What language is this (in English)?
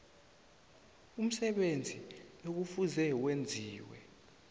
South Ndebele